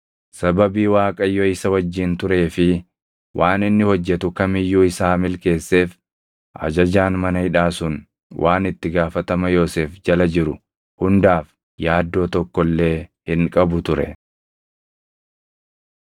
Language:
Oromo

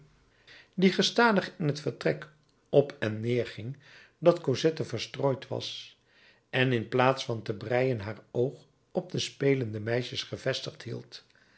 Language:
Dutch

